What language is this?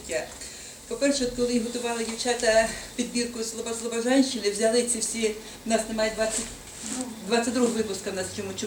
Ukrainian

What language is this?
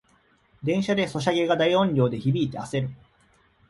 Japanese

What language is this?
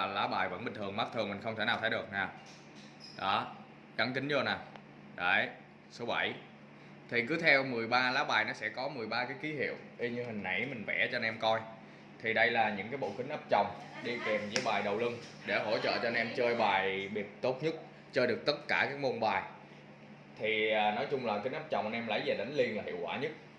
Vietnamese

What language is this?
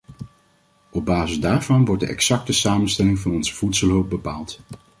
Dutch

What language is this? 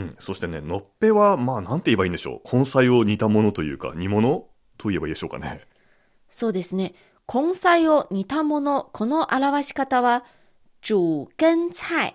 Japanese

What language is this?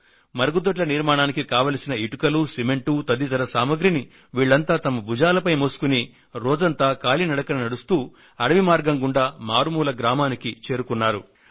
Telugu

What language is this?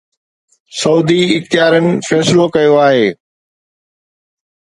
Sindhi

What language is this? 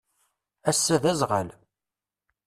Kabyle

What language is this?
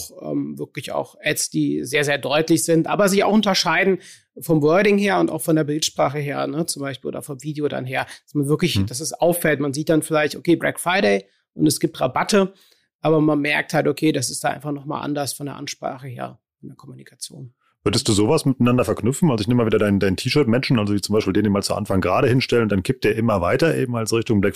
German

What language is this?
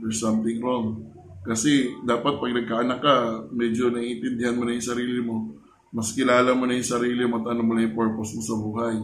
Filipino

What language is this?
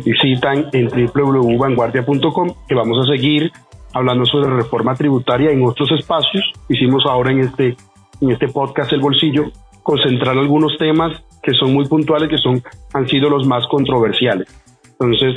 Spanish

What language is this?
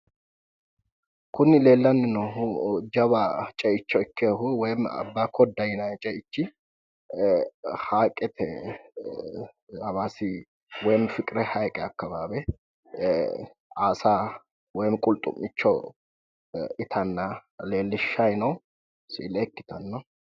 Sidamo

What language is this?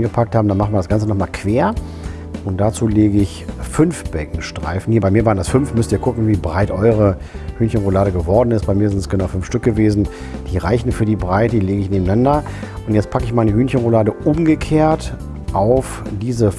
German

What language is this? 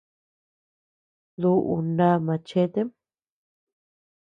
Tepeuxila Cuicatec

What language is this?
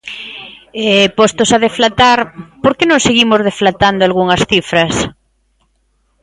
Galician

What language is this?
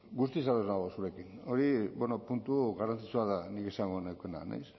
Basque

